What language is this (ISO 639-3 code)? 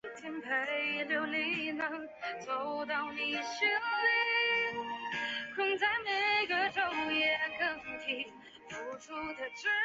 zho